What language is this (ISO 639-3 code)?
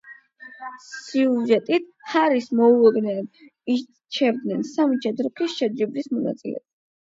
kat